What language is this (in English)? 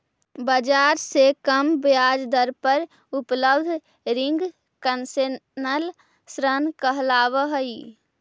Magahi